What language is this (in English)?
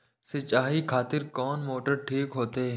Maithili